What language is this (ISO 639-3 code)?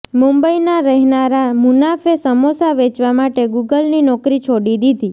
guj